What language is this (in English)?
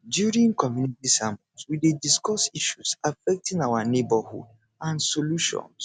Nigerian Pidgin